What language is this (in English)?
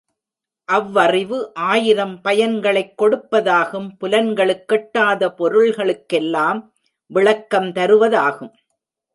Tamil